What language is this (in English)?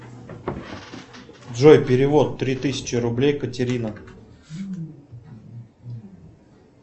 Russian